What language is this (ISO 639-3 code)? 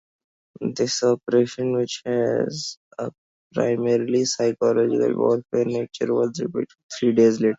eng